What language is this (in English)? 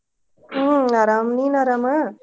Kannada